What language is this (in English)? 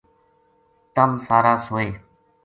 Gujari